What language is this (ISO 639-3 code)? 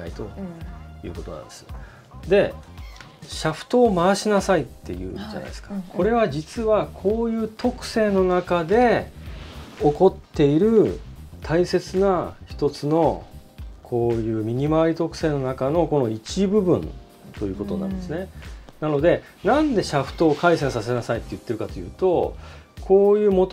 jpn